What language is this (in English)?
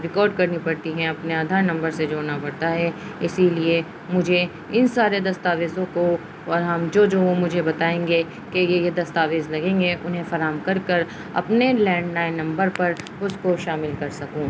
Urdu